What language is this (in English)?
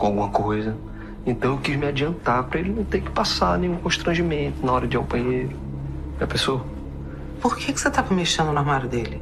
Portuguese